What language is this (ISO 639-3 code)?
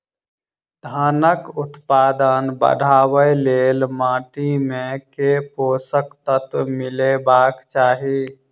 mai